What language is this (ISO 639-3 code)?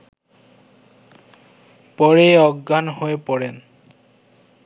ben